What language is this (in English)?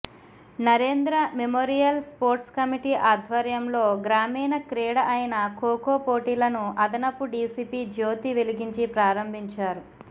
Telugu